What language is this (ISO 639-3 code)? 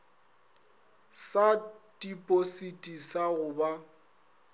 nso